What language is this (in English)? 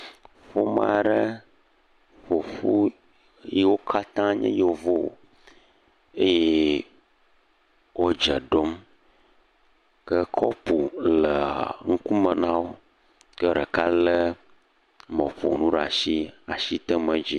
Ewe